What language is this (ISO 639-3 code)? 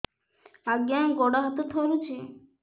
ori